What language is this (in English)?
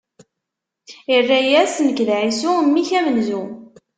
Kabyle